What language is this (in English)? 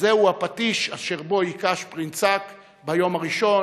Hebrew